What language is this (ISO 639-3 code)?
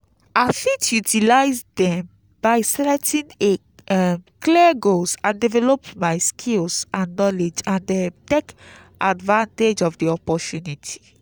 pcm